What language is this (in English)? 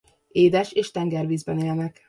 Hungarian